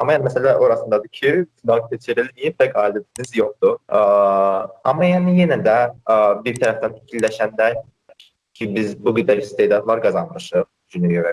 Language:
Turkish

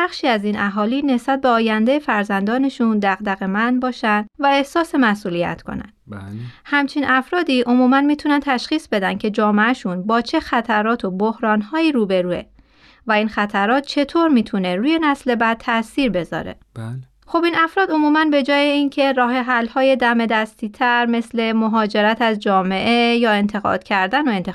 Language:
Persian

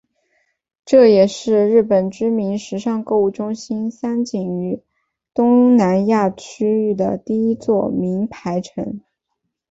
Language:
Chinese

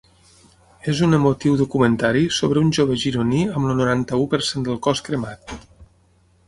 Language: Catalan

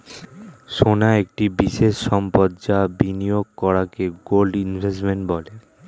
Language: Bangla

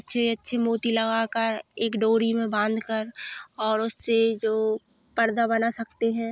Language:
Hindi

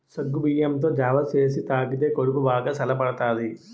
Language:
Telugu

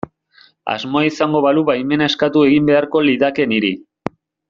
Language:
Basque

